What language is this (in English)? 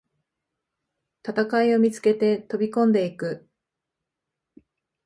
Japanese